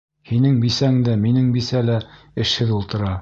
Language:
Bashkir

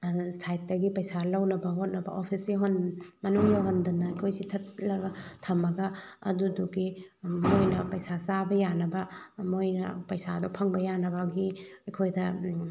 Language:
Manipuri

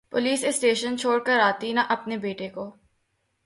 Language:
Urdu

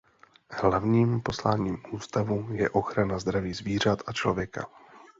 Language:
Czech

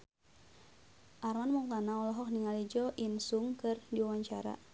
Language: Sundanese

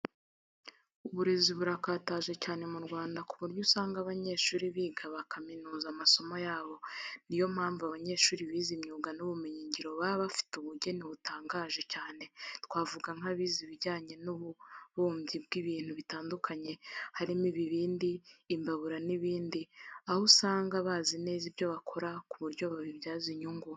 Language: Kinyarwanda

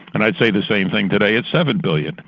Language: English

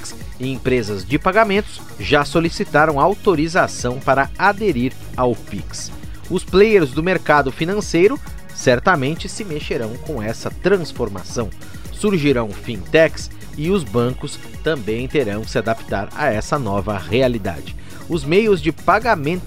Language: Portuguese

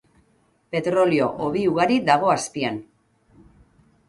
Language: Basque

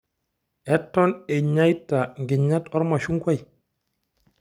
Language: Masai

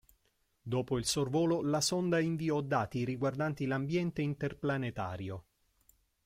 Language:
Italian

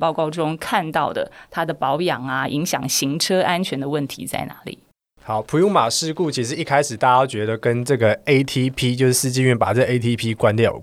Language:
Chinese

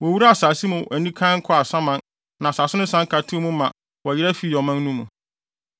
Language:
Akan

